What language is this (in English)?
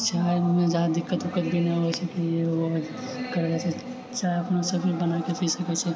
Maithili